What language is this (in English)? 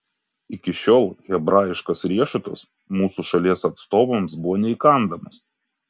Lithuanian